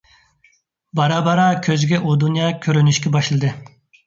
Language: Uyghur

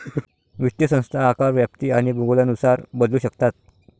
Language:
Marathi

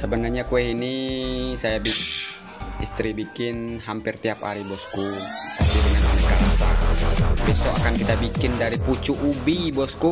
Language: Indonesian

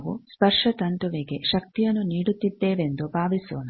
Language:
Kannada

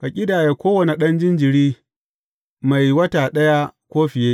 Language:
Hausa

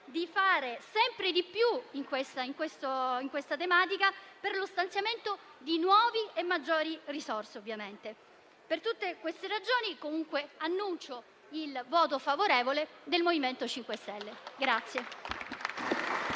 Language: Italian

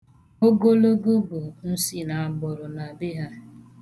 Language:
Igbo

